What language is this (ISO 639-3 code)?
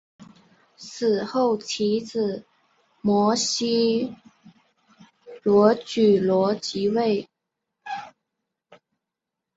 zho